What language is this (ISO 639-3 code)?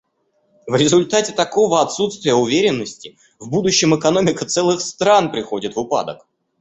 rus